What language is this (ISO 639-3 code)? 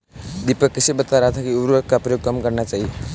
hin